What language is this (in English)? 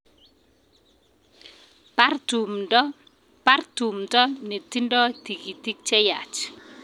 Kalenjin